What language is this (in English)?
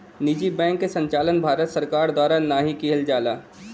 Bhojpuri